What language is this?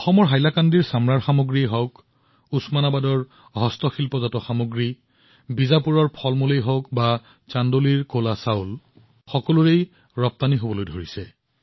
Assamese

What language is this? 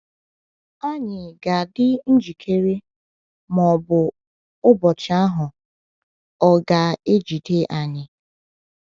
Igbo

